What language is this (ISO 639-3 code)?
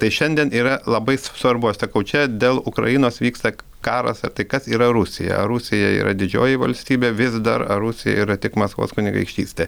lit